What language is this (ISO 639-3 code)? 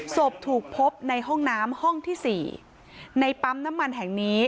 tha